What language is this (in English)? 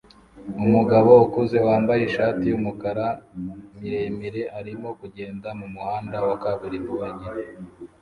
Kinyarwanda